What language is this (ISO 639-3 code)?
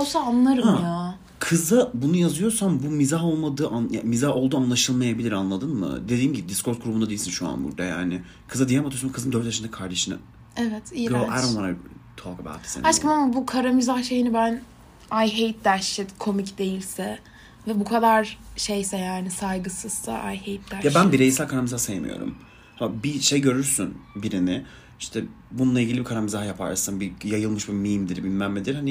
tur